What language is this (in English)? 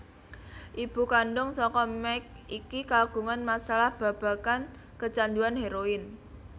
Javanese